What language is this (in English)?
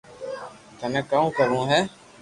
Loarki